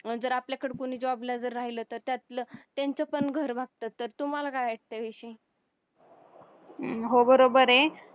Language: Marathi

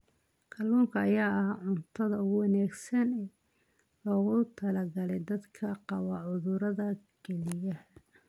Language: Somali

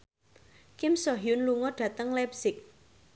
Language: Javanese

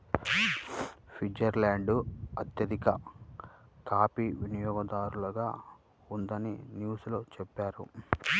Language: Telugu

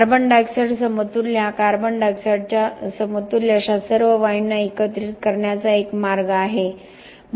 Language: Marathi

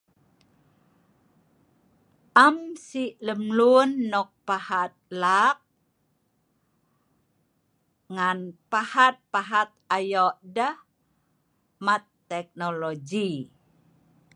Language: Sa'ban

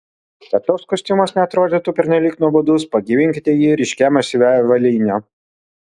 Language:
Lithuanian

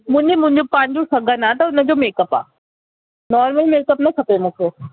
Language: Sindhi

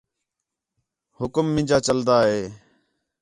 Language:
Khetrani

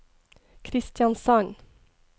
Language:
Norwegian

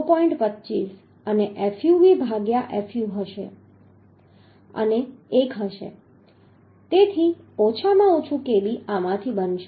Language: Gujarati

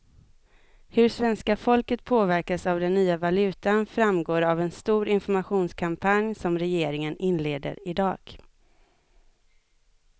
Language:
Swedish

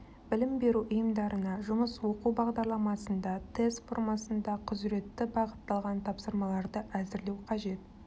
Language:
Kazakh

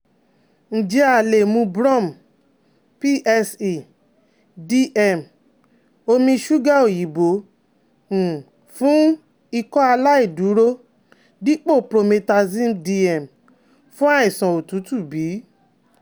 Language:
Yoruba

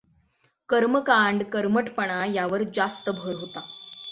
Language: Marathi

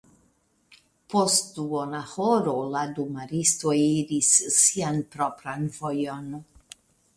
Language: Esperanto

